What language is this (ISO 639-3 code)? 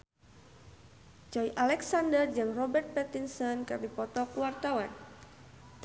sun